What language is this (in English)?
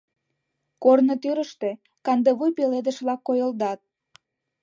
Mari